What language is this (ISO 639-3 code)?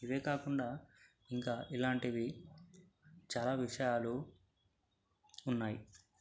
tel